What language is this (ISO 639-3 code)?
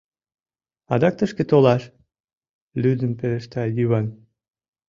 chm